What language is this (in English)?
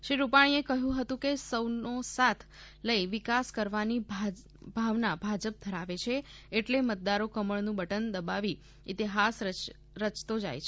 Gujarati